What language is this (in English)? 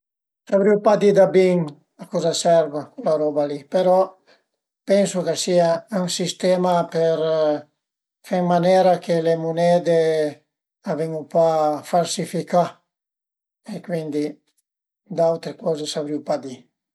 Piedmontese